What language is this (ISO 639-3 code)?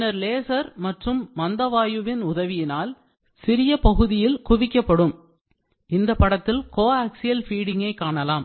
tam